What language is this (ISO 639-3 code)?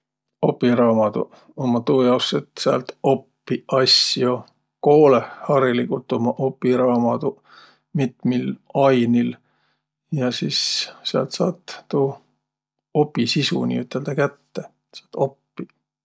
vro